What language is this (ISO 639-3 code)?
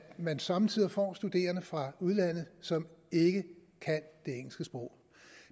dan